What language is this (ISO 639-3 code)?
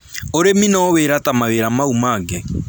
kik